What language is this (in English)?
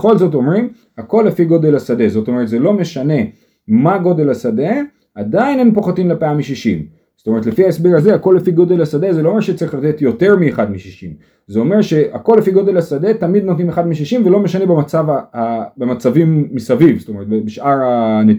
Hebrew